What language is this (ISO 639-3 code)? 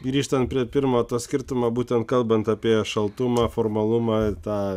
lit